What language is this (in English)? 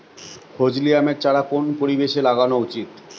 Bangla